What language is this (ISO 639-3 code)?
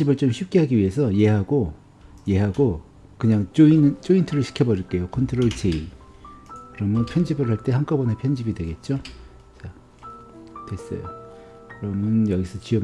kor